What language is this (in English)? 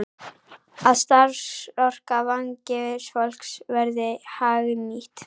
Icelandic